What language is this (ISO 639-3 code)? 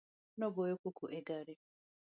luo